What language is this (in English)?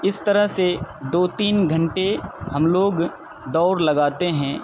Urdu